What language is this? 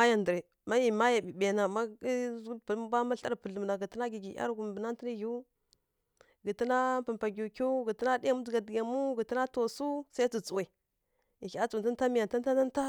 Kirya-Konzəl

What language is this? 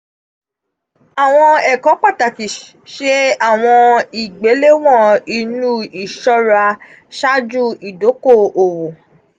Yoruba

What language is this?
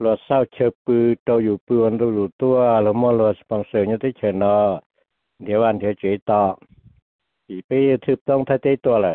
Thai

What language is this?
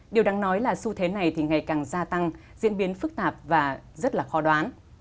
Vietnamese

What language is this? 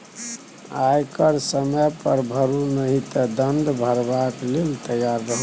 Maithili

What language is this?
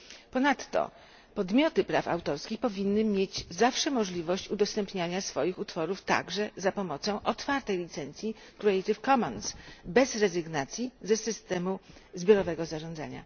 Polish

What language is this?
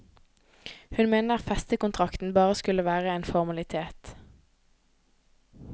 Norwegian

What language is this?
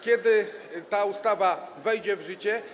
Polish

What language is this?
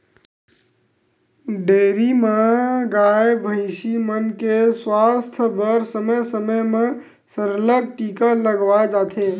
Chhattisgarhi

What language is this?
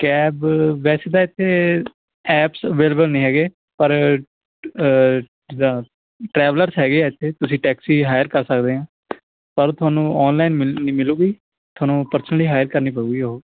Punjabi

